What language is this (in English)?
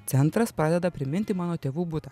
Lithuanian